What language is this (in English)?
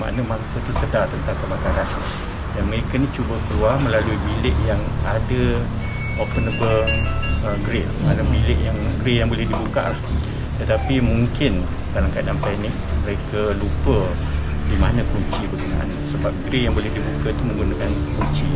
Malay